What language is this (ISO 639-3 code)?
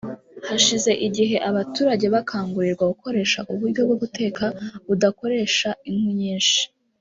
kin